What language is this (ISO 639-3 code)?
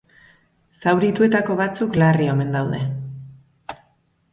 eus